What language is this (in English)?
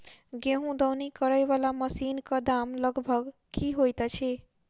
Maithili